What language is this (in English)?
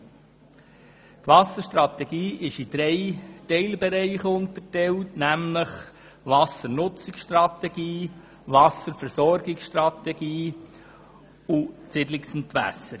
Swiss German